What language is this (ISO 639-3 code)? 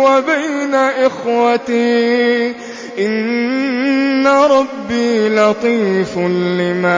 ara